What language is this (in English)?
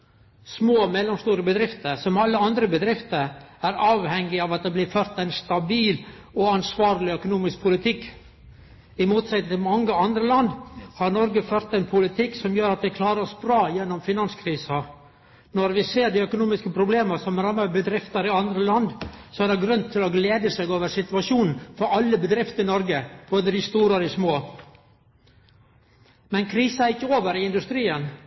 Norwegian Nynorsk